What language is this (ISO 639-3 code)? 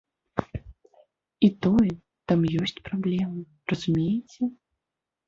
bel